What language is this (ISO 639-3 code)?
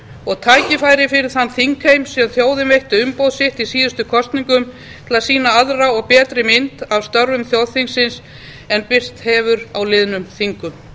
isl